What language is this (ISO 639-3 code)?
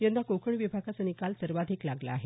mar